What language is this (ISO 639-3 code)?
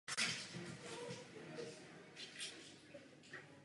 ces